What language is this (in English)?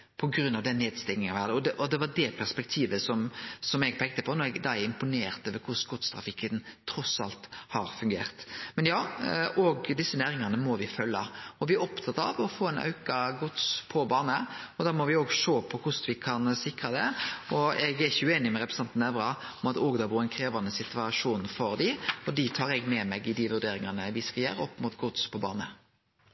Norwegian Nynorsk